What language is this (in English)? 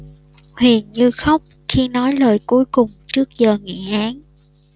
Vietnamese